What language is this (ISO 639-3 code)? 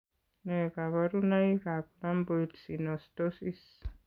kln